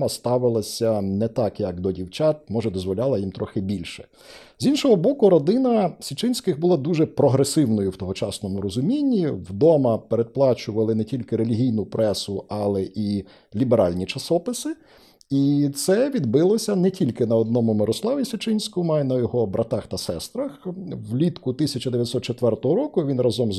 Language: Ukrainian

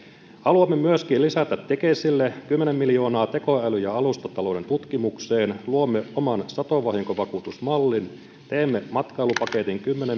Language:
Finnish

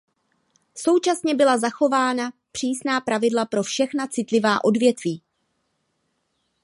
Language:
Czech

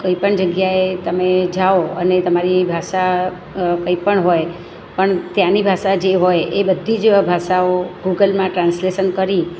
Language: Gujarati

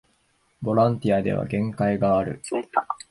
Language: Japanese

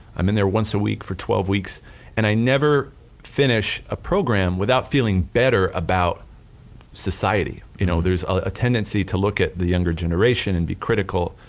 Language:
English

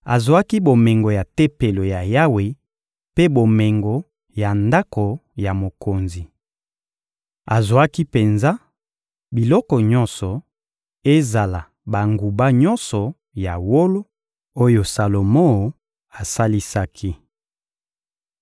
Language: Lingala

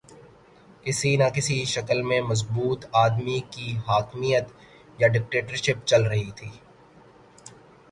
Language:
Urdu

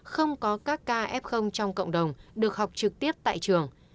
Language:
Vietnamese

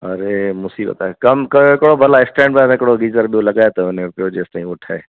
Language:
Sindhi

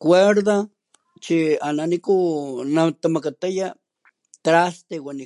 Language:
Papantla Totonac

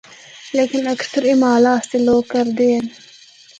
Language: Northern Hindko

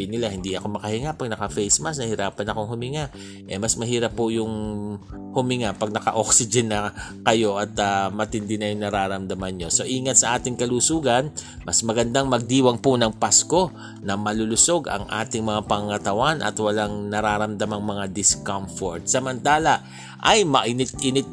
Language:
Filipino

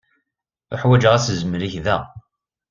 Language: Kabyle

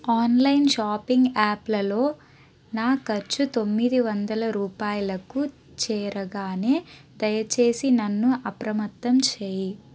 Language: Telugu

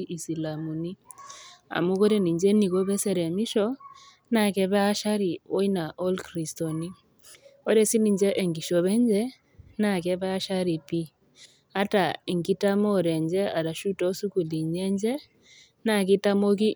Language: Masai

